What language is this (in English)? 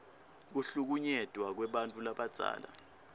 Swati